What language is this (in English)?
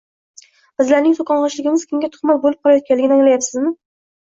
Uzbek